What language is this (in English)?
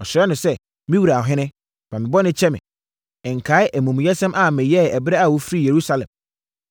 Akan